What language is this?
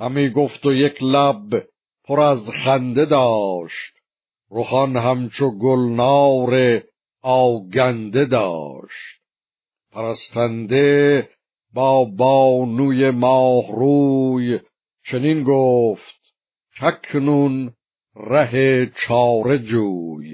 Persian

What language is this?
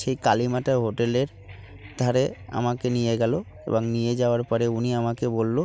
Bangla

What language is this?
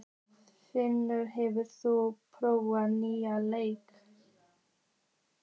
Icelandic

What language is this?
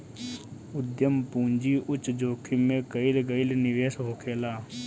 Bhojpuri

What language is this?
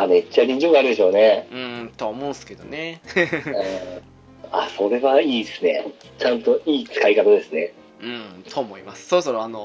Japanese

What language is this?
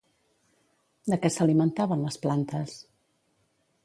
Catalan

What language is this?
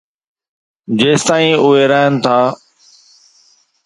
Sindhi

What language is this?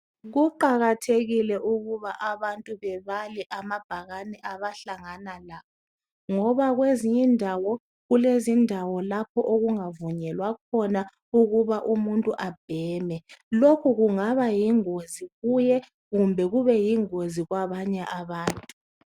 North Ndebele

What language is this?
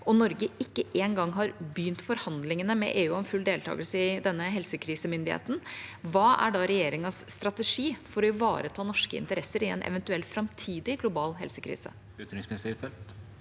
Norwegian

